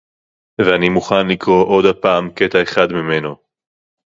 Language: Hebrew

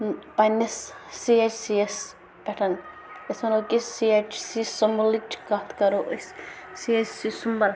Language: Kashmiri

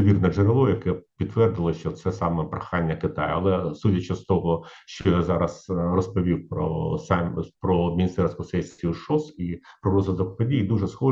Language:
Ukrainian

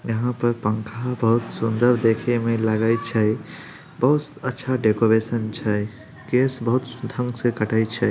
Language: Magahi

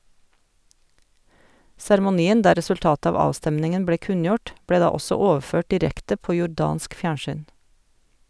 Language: Norwegian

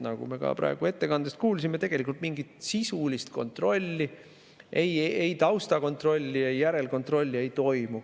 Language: Estonian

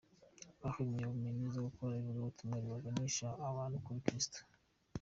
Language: Kinyarwanda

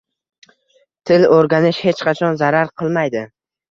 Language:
Uzbek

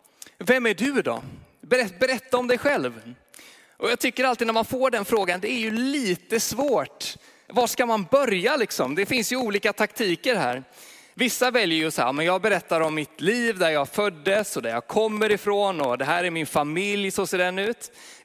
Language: Swedish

